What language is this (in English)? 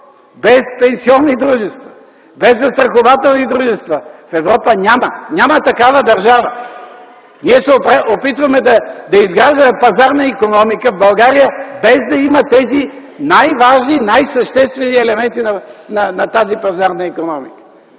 Bulgarian